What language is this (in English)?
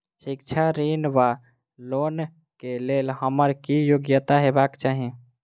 Maithili